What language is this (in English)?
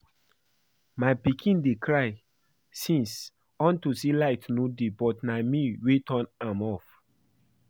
Nigerian Pidgin